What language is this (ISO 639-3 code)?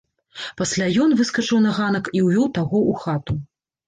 bel